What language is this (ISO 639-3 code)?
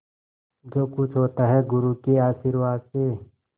hin